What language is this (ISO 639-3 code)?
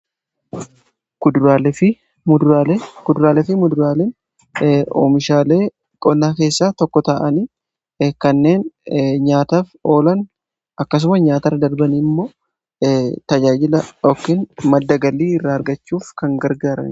orm